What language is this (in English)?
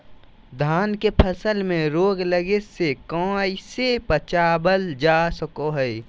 Magahi